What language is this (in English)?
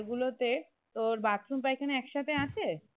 Bangla